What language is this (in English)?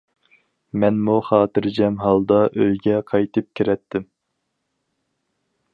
Uyghur